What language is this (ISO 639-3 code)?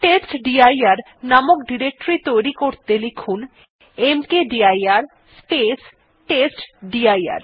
ben